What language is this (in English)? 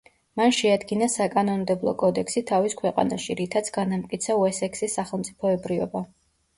Georgian